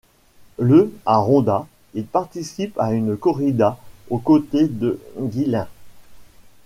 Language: French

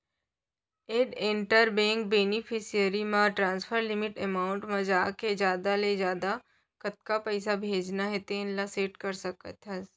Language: Chhattisgarhi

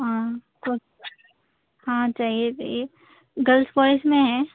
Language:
Urdu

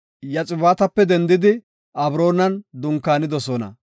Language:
Gofa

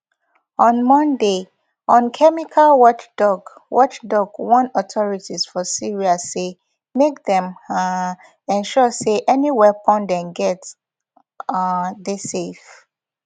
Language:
Nigerian Pidgin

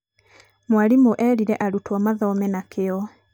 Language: Kikuyu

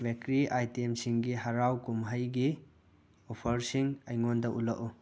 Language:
Manipuri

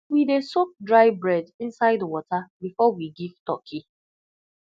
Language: Nigerian Pidgin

